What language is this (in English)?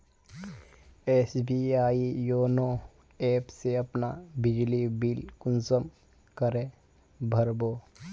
Magahi